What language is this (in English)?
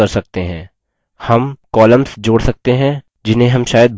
Hindi